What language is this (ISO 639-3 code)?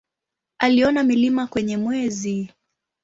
swa